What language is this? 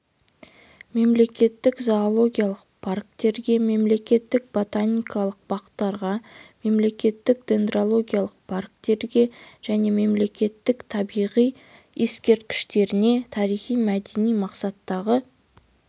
Kazakh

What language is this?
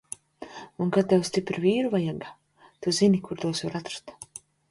Latvian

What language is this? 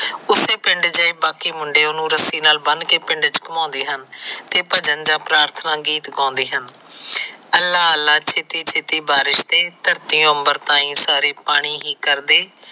Punjabi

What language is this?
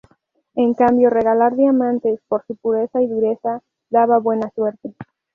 Spanish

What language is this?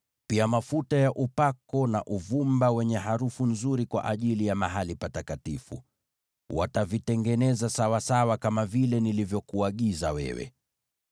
Swahili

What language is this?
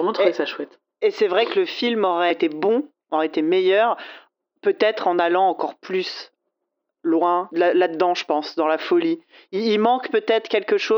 French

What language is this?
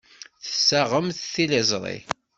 Kabyle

